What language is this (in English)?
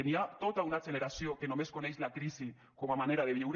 Catalan